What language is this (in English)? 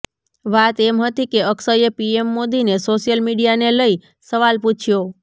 Gujarati